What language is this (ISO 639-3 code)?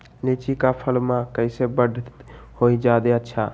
mag